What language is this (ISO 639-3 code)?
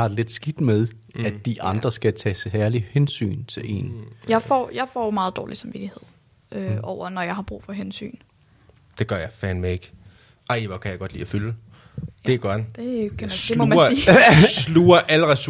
dan